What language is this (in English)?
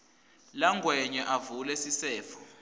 Swati